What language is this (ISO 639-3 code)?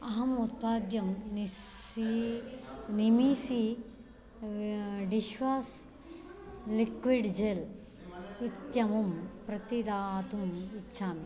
san